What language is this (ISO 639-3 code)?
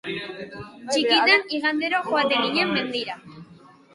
eus